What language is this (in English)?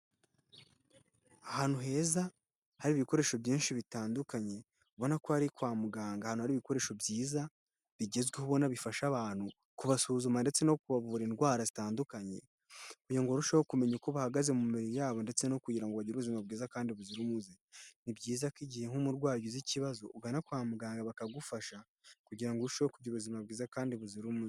Kinyarwanda